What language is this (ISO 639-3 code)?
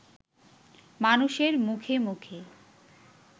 ben